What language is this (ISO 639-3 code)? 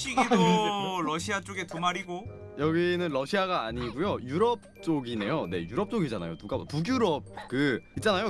kor